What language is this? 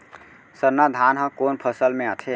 Chhattisgarhi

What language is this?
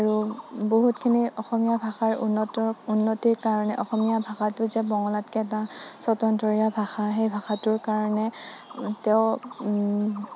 Assamese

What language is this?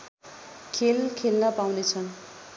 Nepali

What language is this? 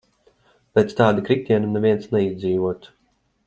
Latvian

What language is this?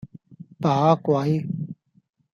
Cantonese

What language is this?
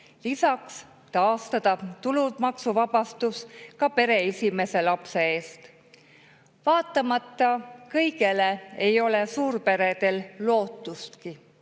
Estonian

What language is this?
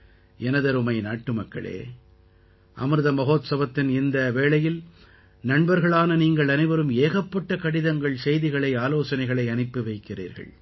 Tamil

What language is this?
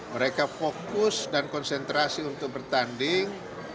Indonesian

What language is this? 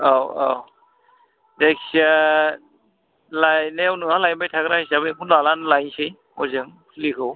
Bodo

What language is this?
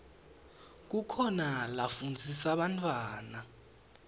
Swati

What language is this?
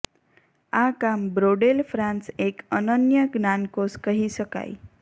Gujarati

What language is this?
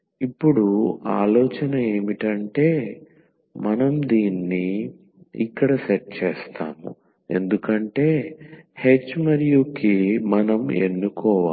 Telugu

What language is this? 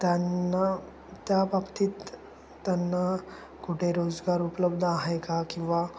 Marathi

